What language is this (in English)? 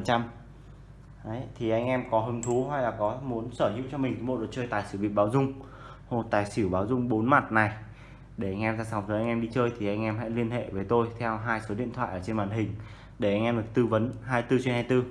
Vietnamese